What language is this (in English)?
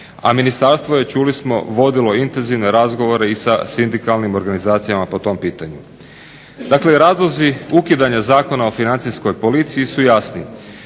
Croatian